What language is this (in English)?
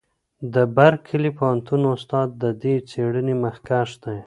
Pashto